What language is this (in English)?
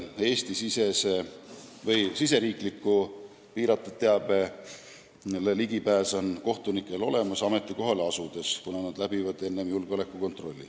Estonian